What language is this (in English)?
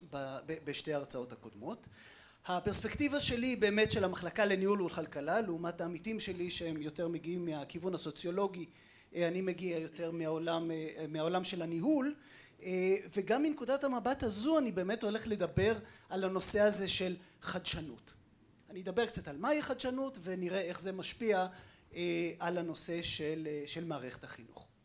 Hebrew